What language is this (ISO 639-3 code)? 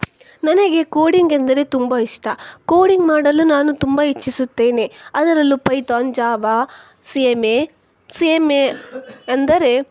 kan